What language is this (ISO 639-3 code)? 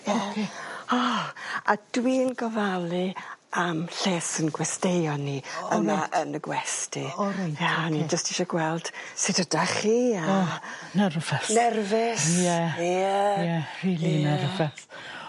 cym